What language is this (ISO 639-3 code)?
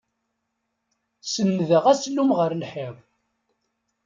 kab